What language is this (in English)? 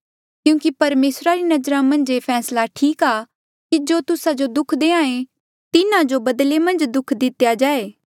Mandeali